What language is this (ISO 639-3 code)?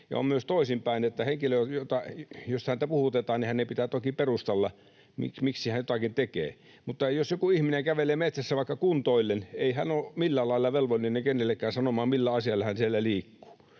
fin